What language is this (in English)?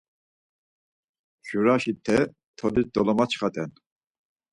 Laz